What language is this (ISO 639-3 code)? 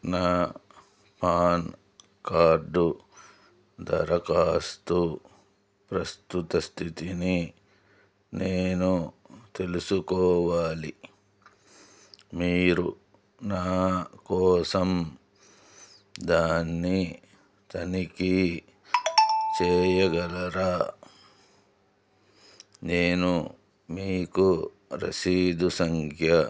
tel